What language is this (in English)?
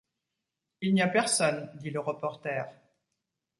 French